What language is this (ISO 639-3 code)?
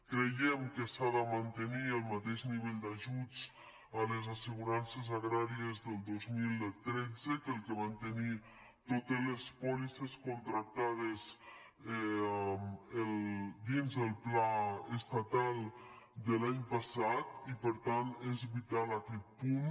cat